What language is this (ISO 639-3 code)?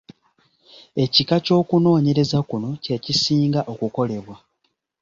lug